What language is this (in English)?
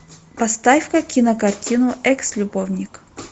Russian